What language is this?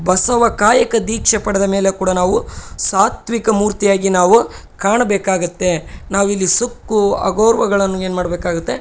Kannada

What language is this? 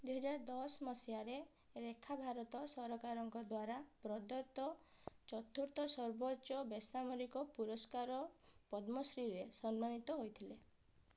Odia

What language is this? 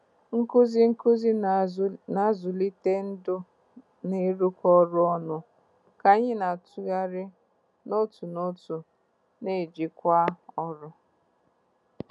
Igbo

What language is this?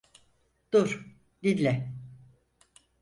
Turkish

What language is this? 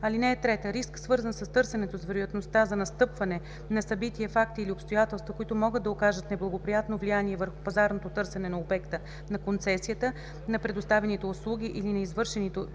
Bulgarian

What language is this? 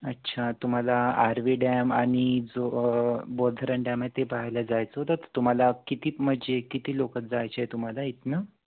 Marathi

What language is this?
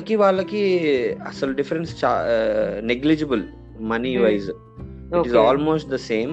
Telugu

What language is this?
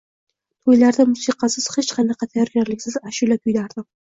Uzbek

